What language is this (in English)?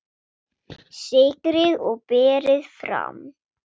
Icelandic